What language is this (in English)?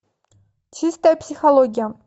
Russian